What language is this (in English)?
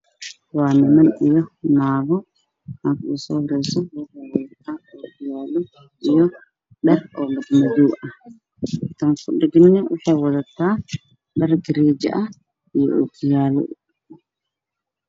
Somali